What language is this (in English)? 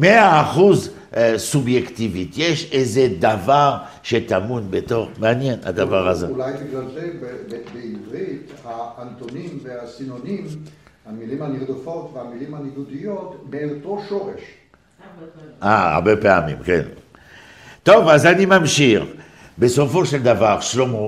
Hebrew